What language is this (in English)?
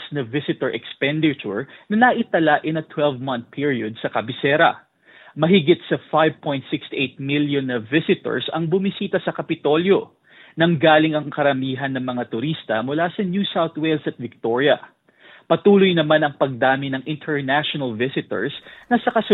Filipino